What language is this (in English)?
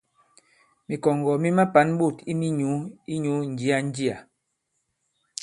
Bankon